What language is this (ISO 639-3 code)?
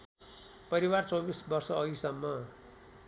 nep